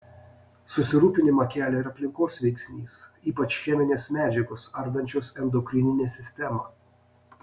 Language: Lithuanian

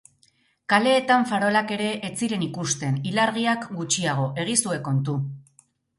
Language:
Basque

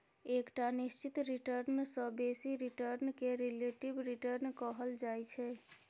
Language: Maithili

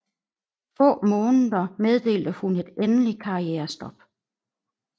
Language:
Danish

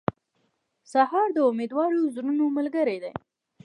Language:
Pashto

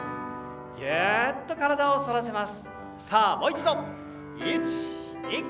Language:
Japanese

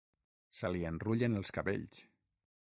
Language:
Catalan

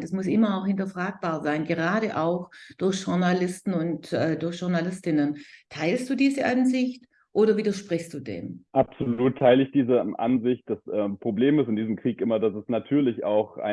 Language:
German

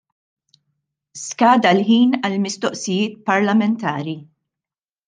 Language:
Maltese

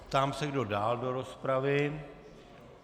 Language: Czech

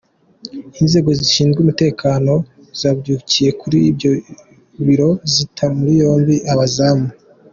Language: Kinyarwanda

